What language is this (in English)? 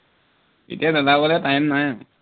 Assamese